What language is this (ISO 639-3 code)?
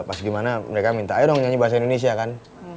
ind